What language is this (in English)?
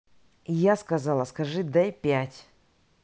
Russian